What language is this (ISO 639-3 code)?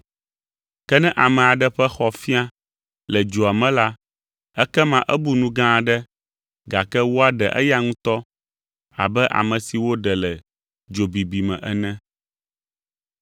ewe